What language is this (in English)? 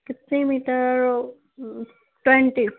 Urdu